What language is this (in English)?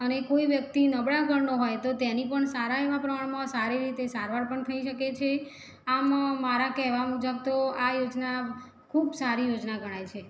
Gujarati